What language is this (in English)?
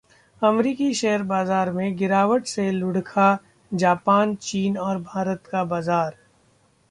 Hindi